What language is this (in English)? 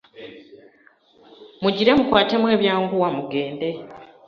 Ganda